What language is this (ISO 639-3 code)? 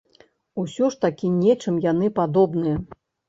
bel